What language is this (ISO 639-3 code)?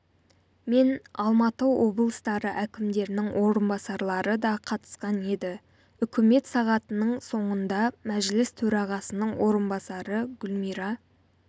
kaz